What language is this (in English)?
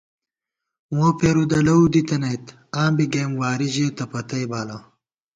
Gawar-Bati